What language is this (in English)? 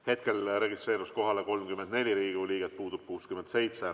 Estonian